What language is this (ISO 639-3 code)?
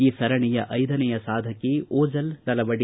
kan